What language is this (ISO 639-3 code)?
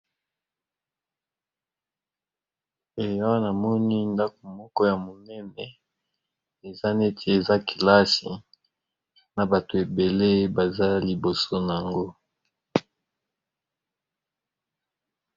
lin